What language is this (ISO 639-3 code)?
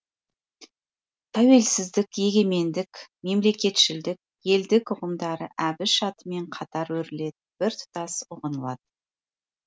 kaz